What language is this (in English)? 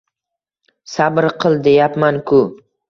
Uzbek